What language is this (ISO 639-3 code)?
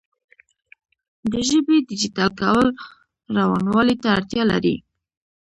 pus